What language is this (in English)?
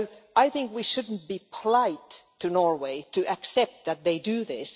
English